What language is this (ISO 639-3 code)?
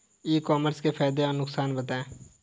hin